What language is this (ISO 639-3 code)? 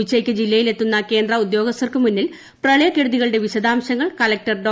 mal